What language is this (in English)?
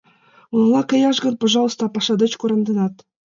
Mari